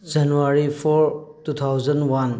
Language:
Manipuri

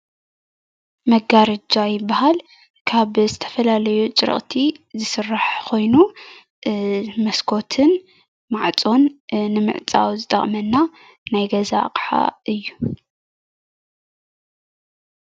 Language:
Tigrinya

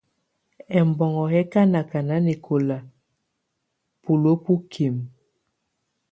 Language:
Tunen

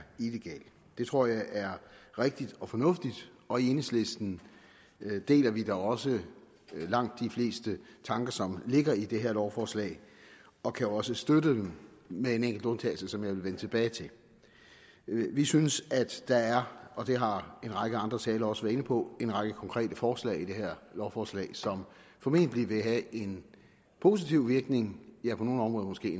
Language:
Danish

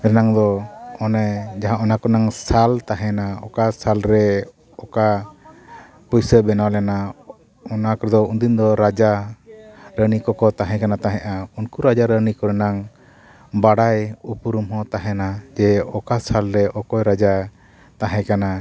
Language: Santali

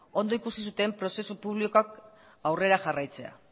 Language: Basque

